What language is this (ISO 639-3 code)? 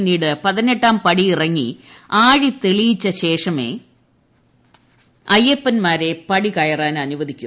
mal